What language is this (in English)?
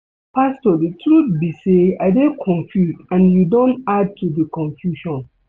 Nigerian Pidgin